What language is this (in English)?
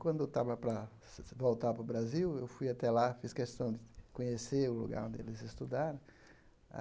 Portuguese